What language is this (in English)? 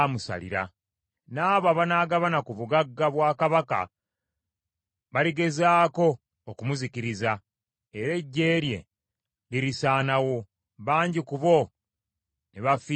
Ganda